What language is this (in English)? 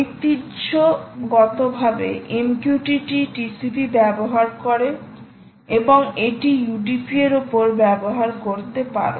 Bangla